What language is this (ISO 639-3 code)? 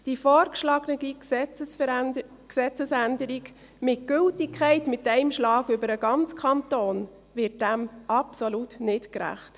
gsw